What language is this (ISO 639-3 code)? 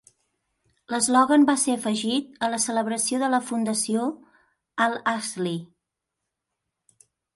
cat